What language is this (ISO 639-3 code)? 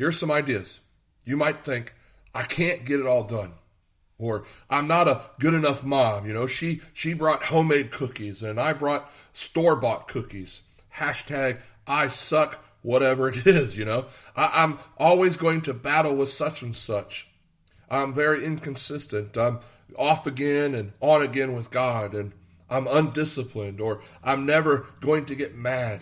eng